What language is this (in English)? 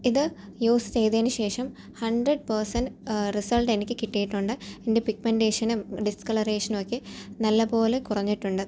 Malayalam